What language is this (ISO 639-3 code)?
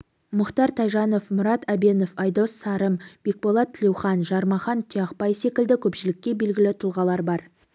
kaz